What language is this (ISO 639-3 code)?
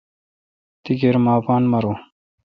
xka